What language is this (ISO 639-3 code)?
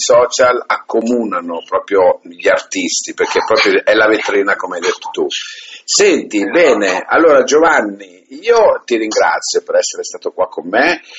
ita